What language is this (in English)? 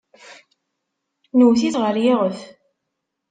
Kabyle